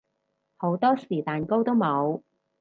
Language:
Cantonese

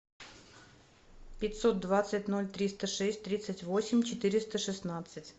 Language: Russian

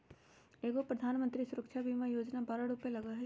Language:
Magahi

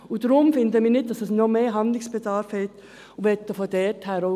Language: Swiss German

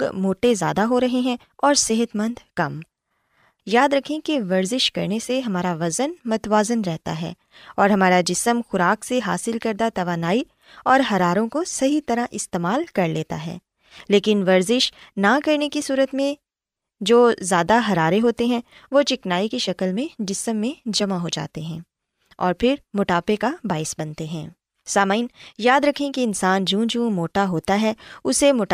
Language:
Urdu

